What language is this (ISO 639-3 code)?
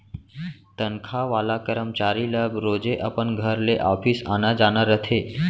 hne